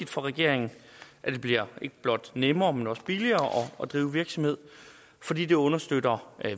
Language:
Danish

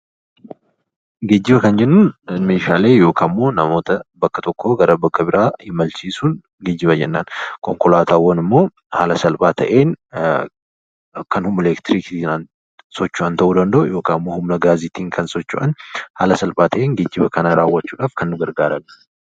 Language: Oromo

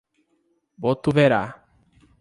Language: Portuguese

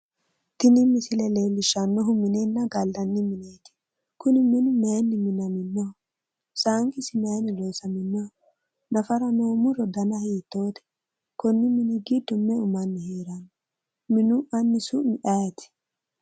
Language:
Sidamo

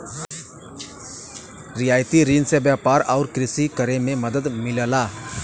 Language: Bhojpuri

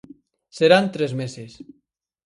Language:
Galician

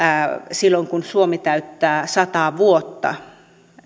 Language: Finnish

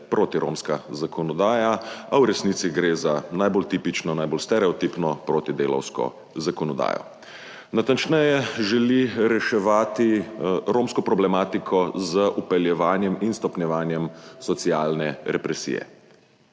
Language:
Slovenian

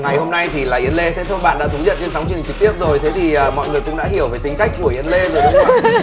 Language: Vietnamese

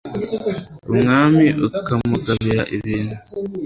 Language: Kinyarwanda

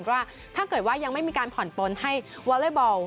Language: Thai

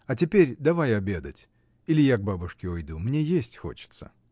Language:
Russian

